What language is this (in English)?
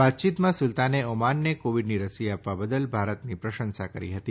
Gujarati